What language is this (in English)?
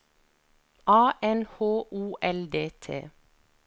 Norwegian